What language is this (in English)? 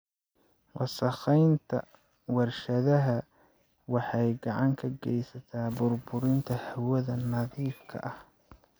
Somali